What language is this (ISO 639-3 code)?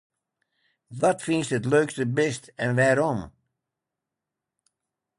fry